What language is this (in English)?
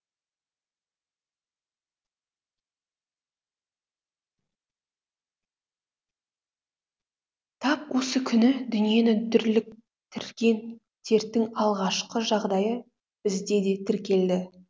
Kazakh